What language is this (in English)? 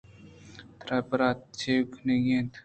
Eastern Balochi